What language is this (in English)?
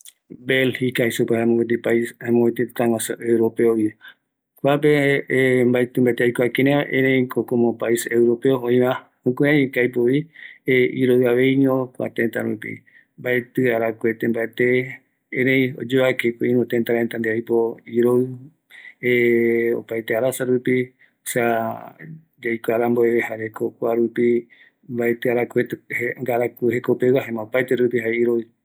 Eastern Bolivian Guaraní